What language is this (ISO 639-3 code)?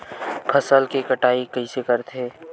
hne